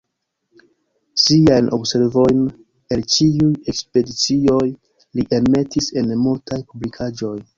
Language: Esperanto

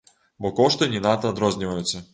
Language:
Belarusian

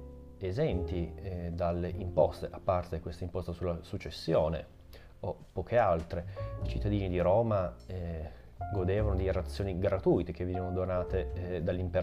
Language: Italian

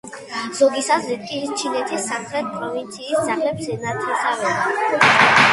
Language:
Georgian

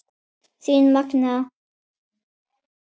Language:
Icelandic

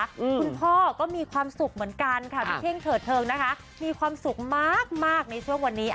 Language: Thai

